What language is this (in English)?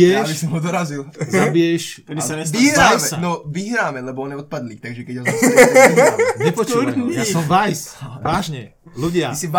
Slovak